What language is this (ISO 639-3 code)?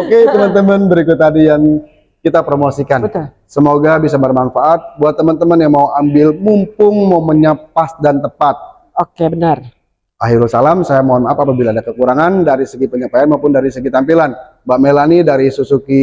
ind